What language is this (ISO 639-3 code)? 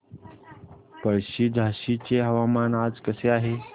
mar